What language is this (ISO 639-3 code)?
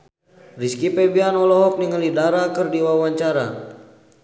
sun